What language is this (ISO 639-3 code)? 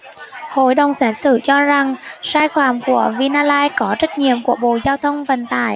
vie